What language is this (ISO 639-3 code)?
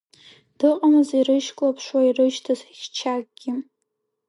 abk